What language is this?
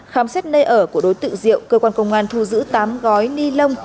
Vietnamese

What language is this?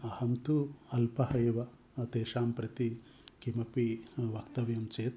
Sanskrit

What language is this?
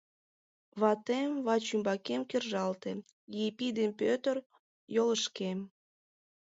Mari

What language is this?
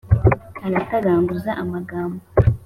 Kinyarwanda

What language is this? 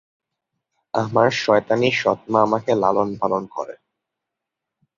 Bangla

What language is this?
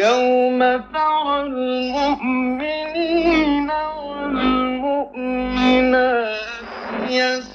Arabic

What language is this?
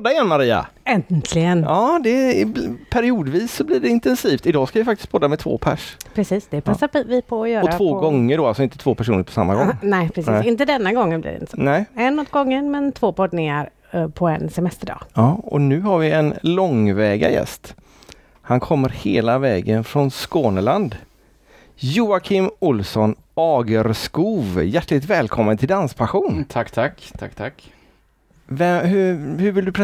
Swedish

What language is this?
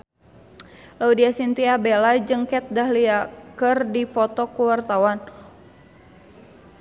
Sundanese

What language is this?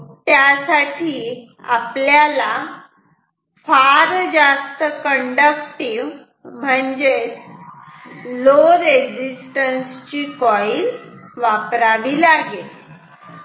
Marathi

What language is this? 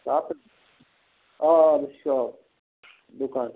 Kashmiri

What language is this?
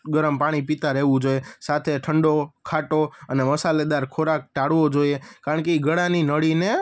Gujarati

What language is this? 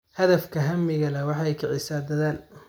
Somali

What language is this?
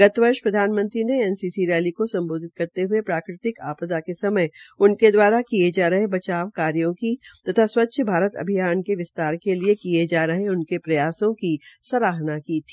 Hindi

